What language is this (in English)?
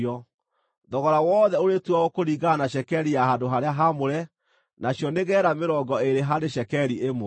Kikuyu